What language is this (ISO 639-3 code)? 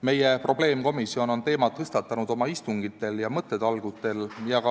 est